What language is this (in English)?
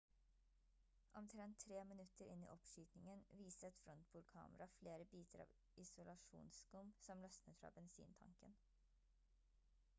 Norwegian Bokmål